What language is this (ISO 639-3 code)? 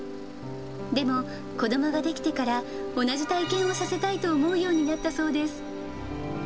jpn